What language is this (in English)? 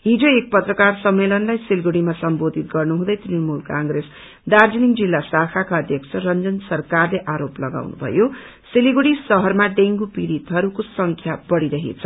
Nepali